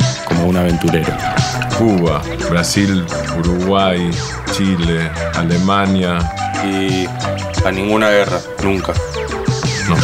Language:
Spanish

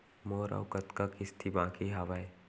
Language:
Chhattisgarhi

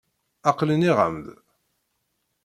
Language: Kabyle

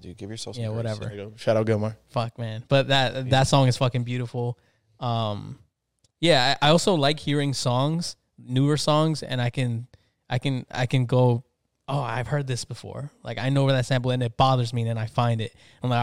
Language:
English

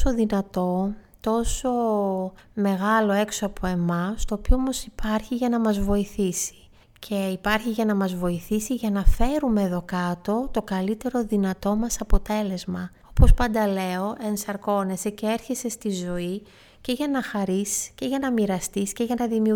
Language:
Greek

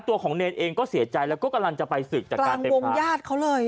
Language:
Thai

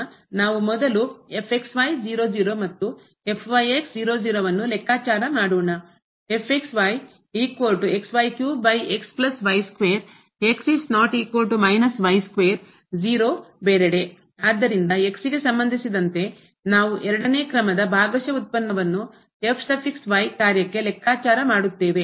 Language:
Kannada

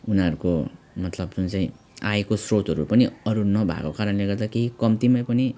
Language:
Nepali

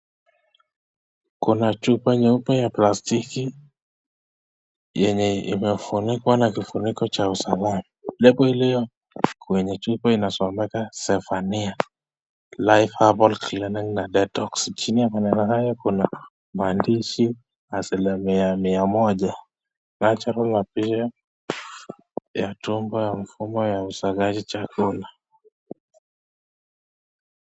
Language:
Swahili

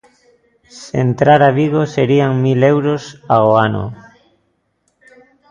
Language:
Galician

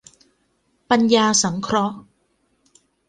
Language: Thai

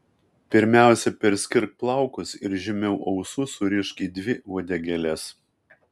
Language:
Lithuanian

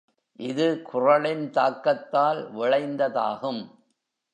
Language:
Tamil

